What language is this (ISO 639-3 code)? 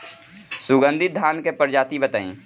bho